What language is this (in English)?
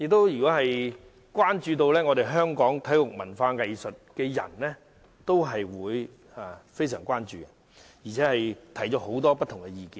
Cantonese